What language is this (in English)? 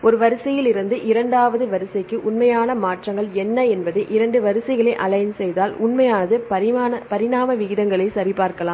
Tamil